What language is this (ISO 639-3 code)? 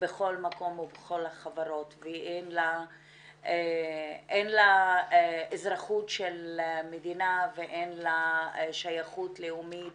heb